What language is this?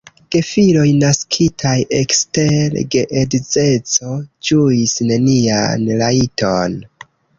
Esperanto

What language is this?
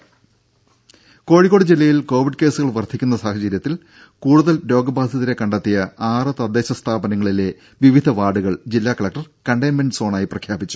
Malayalam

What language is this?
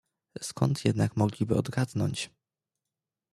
Polish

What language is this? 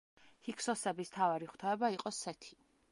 Georgian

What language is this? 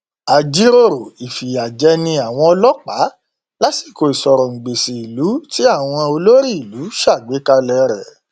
Yoruba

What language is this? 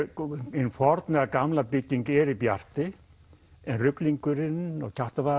Icelandic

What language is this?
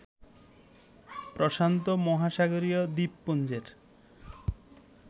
Bangla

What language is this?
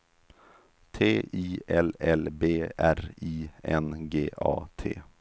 Swedish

